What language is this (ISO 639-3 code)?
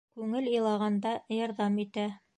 bak